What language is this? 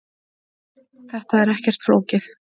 Icelandic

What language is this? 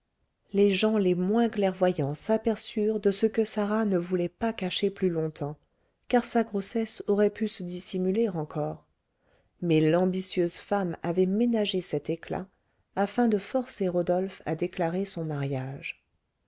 French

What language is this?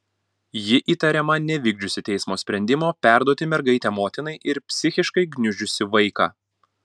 Lithuanian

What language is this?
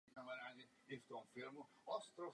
Czech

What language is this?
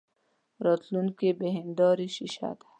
Pashto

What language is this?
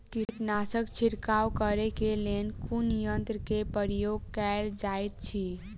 Maithili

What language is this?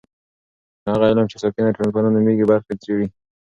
Pashto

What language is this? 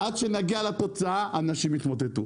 Hebrew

